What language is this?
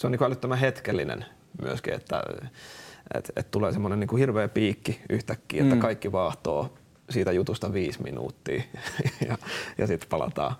Finnish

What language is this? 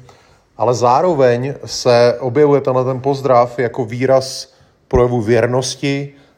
Czech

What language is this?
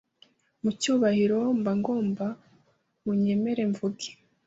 Kinyarwanda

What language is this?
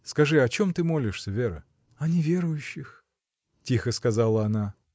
Russian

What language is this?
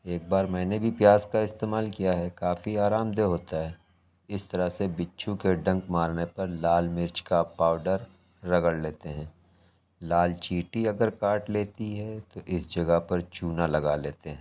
Urdu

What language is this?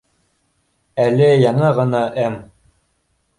Bashkir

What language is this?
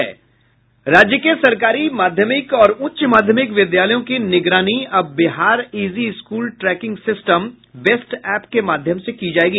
Hindi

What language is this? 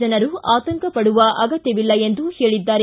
Kannada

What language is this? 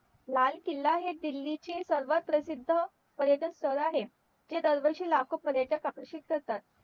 Marathi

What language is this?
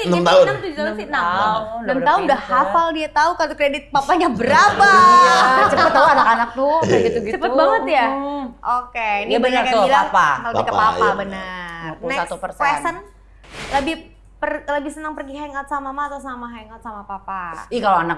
Indonesian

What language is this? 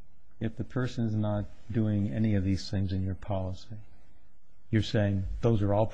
English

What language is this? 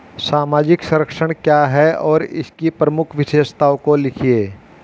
Hindi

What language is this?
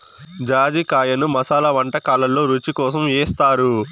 Telugu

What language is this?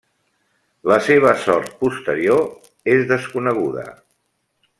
Catalan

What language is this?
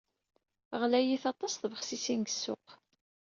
Kabyle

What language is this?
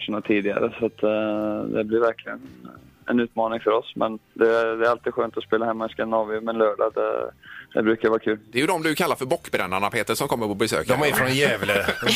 Swedish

